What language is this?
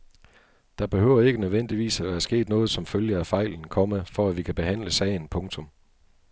Danish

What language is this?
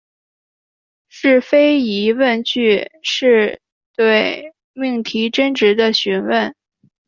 Chinese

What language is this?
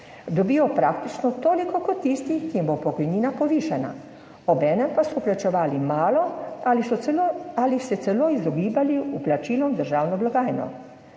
Slovenian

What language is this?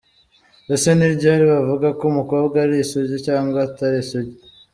Kinyarwanda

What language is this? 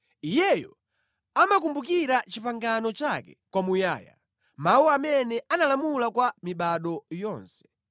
Nyanja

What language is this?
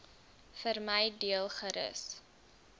Afrikaans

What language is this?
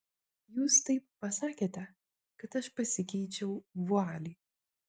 Lithuanian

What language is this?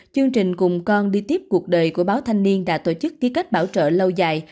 Vietnamese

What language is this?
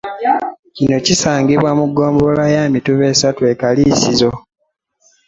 Ganda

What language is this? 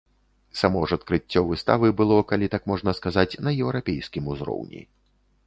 Belarusian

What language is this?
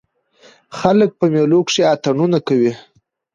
Pashto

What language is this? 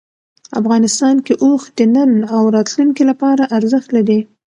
Pashto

